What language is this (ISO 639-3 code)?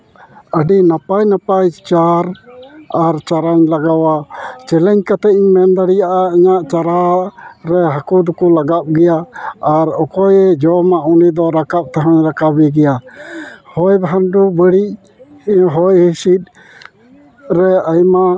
sat